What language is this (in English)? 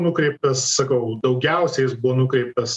Lithuanian